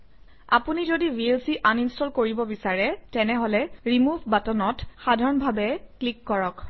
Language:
Assamese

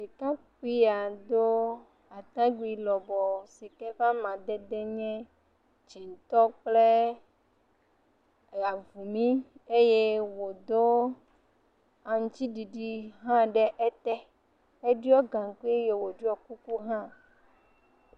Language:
Ewe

